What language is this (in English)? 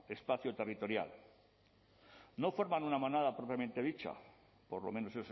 Spanish